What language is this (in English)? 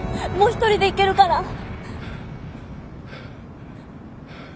Japanese